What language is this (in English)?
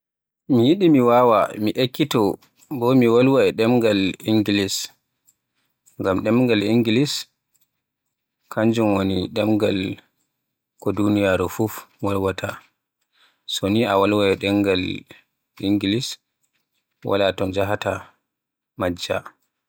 Borgu Fulfulde